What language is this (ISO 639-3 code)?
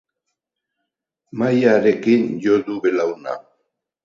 eus